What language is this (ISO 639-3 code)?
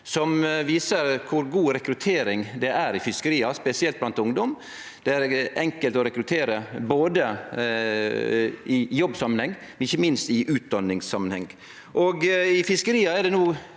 nor